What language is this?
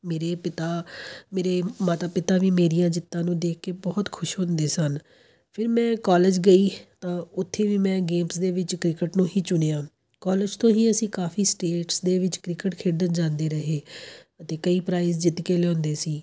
Punjabi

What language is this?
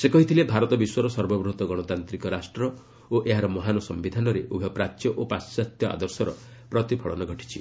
Odia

